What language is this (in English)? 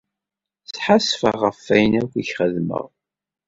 Kabyle